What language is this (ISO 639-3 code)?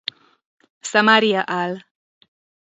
hun